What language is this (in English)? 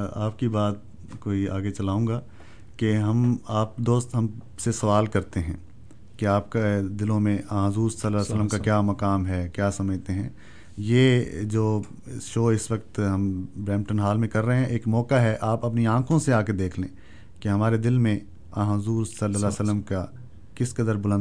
Urdu